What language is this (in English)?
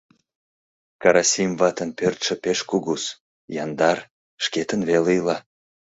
Mari